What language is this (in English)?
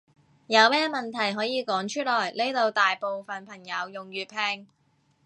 Cantonese